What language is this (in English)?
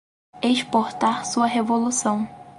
Portuguese